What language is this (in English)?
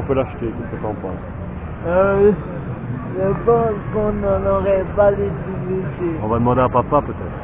French